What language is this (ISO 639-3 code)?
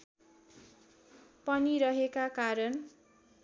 nep